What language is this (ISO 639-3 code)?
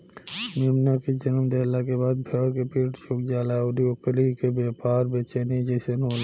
bho